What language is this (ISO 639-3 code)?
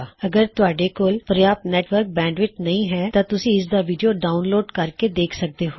pan